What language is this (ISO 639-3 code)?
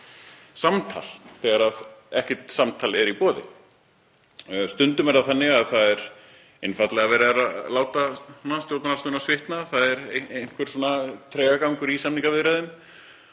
isl